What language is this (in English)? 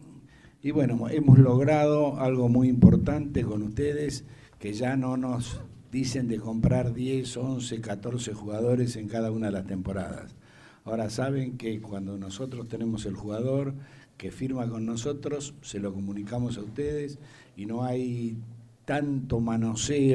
Spanish